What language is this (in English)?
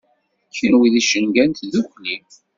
Kabyle